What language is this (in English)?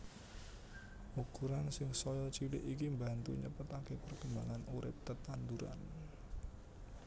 Javanese